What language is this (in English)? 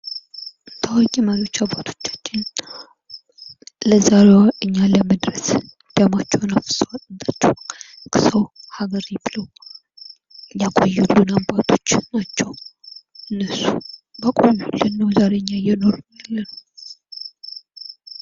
Amharic